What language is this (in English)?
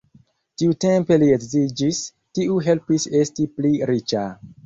Esperanto